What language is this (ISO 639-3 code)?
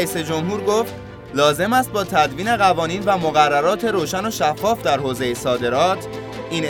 fas